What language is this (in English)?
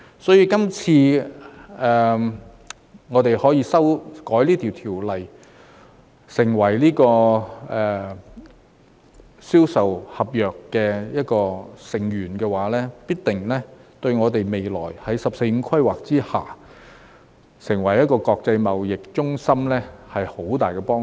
Cantonese